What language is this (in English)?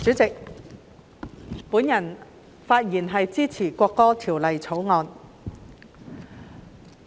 Cantonese